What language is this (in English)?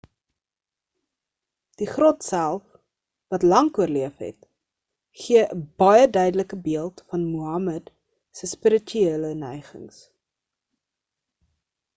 Afrikaans